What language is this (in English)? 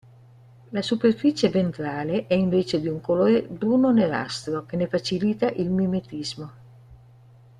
Italian